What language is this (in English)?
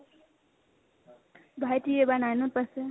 Assamese